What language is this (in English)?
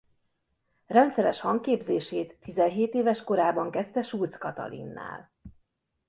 Hungarian